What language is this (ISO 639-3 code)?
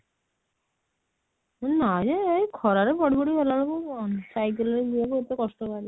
ori